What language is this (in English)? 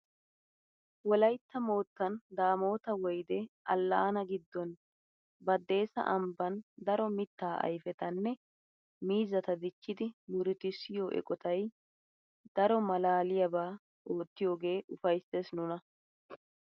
Wolaytta